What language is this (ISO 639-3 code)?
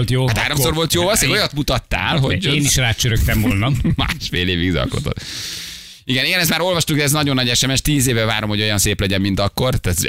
hun